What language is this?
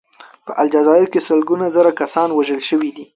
Pashto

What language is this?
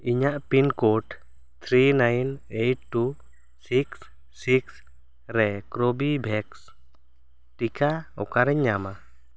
Santali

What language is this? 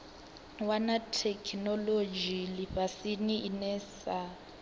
Venda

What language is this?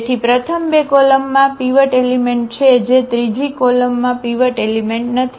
Gujarati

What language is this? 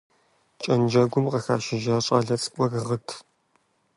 Kabardian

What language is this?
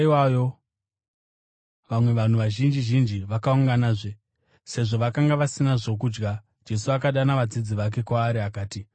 Shona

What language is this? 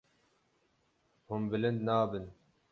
Kurdish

